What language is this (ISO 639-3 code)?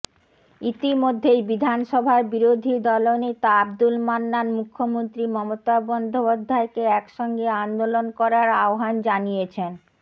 ben